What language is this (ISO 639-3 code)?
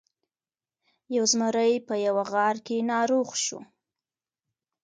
pus